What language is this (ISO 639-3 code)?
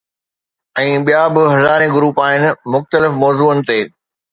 snd